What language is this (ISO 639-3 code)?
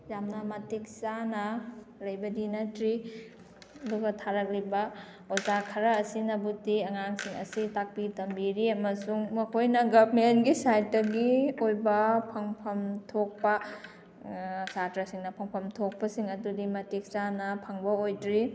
mni